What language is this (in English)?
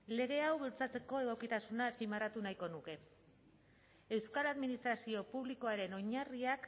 Basque